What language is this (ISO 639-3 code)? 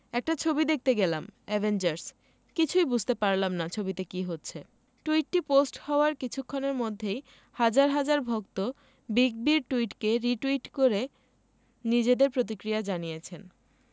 ben